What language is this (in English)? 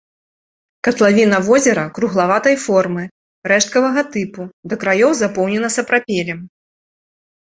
Belarusian